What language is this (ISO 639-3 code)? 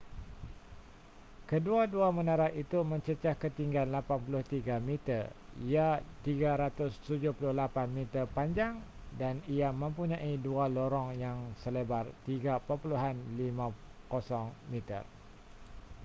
msa